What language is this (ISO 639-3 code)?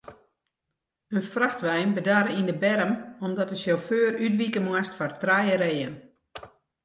fry